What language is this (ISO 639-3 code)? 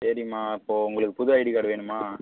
tam